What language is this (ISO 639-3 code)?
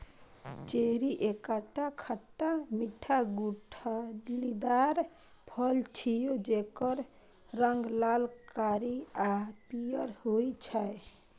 mai